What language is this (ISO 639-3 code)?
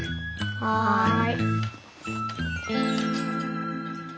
jpn